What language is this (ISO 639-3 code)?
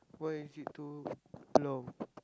eng